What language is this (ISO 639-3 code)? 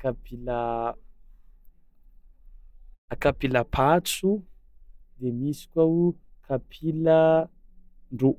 xmw